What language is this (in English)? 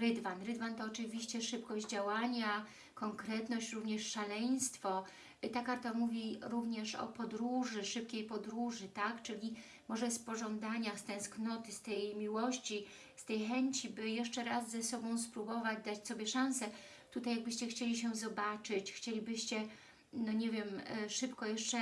Polish